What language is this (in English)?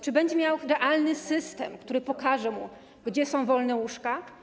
Polish